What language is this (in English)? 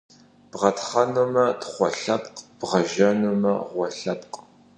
Kabardian